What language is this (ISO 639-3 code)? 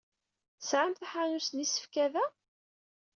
kab